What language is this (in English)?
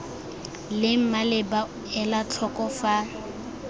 Tswana